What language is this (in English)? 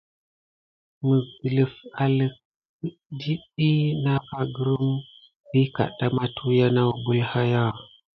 Gidar